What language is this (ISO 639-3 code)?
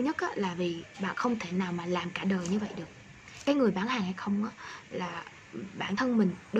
vie